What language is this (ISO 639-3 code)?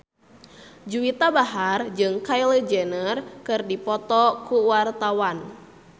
sun